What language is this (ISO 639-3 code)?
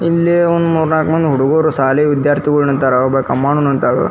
kan